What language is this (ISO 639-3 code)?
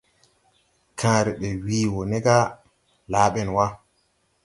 tui